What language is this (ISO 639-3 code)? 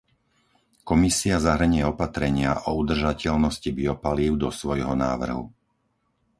slk